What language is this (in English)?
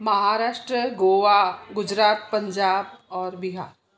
Sindhi